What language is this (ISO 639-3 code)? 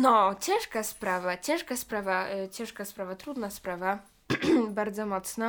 pol